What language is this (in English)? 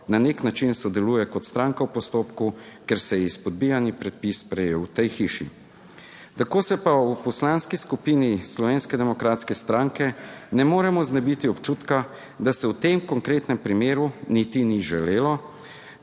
Slovenian